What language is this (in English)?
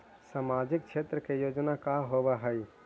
Magahi